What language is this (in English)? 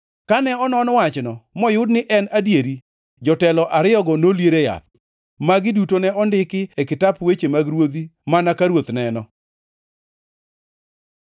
Luo (Kenya and Tanzania)